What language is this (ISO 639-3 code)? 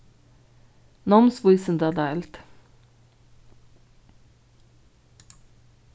fao